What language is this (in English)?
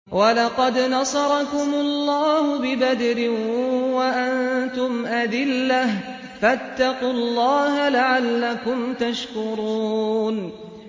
Arabic